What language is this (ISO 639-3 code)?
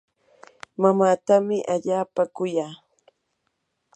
qur